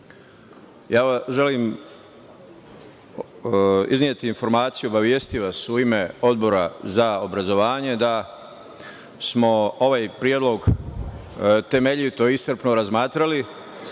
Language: Serbian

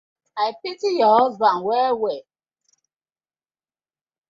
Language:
Nigerian Pidgin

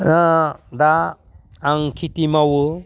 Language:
Bodo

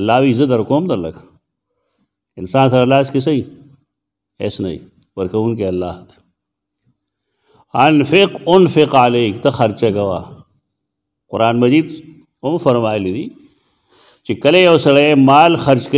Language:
Arabic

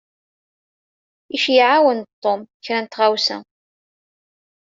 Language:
Kabyle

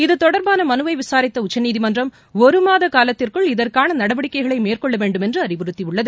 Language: Tamil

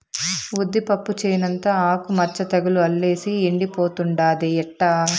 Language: Telugu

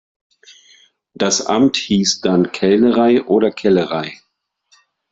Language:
German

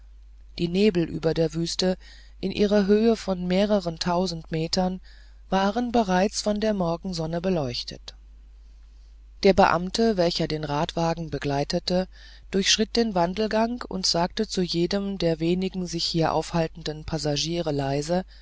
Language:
German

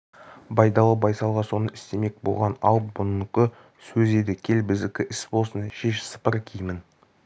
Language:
Kazakh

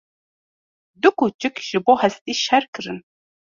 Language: Kurdish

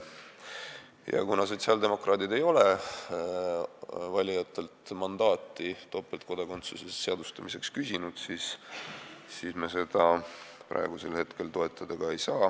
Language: Estonian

